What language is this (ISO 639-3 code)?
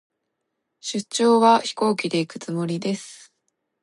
jpn